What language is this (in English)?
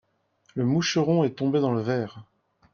French